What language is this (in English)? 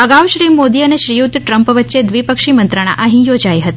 Gujarati